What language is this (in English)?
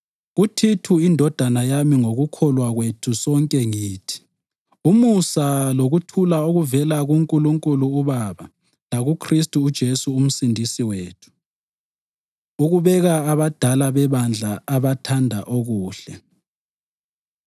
North Ndebele